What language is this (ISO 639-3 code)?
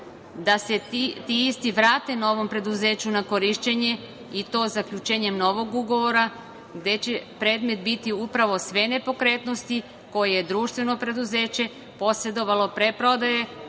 srp